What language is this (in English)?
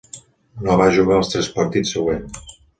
Catalan